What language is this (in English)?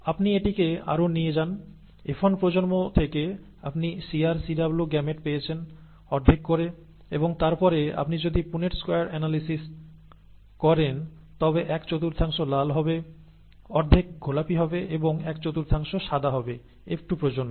Bangla